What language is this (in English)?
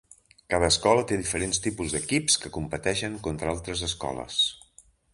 Catalan